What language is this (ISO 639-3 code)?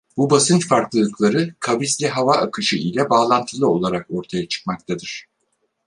tur